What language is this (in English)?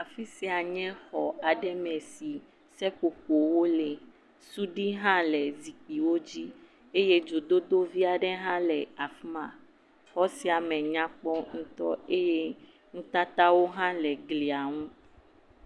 Ewe